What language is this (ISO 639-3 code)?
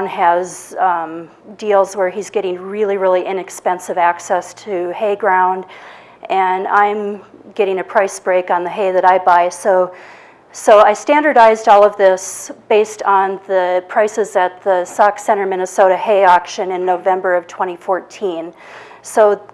eng